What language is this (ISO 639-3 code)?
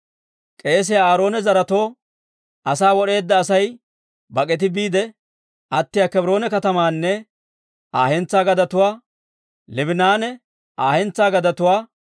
dwr